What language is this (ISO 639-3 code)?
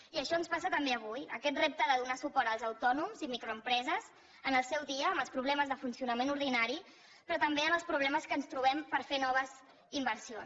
cat